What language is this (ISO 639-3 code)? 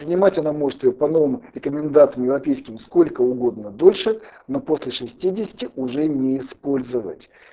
rus